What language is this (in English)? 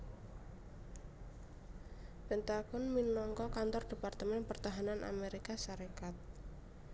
Javanese